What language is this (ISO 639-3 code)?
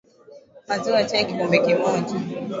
swa